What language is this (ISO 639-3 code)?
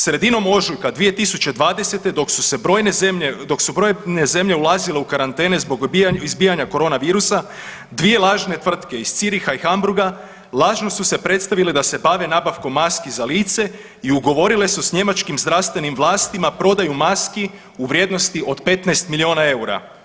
hrv